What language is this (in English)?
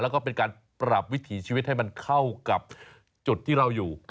Thai